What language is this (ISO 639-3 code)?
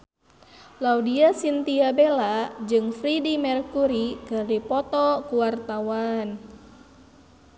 sun